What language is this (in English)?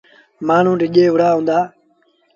Sindhi Bhil